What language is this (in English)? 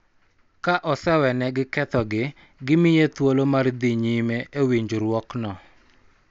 Luo (Kenya and Tanzania)